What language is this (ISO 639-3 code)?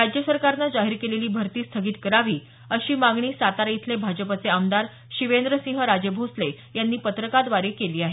mar